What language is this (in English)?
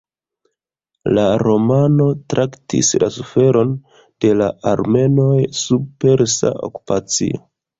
Esperanto